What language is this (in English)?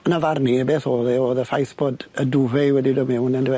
Welsh